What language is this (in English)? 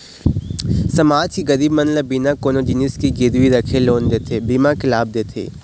Chhattisgarhi